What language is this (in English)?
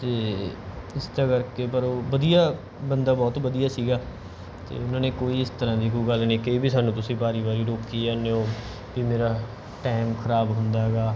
Punjabi